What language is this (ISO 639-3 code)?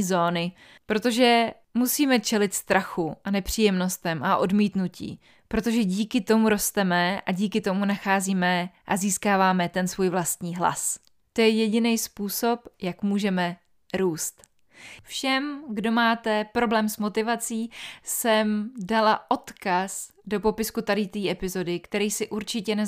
ces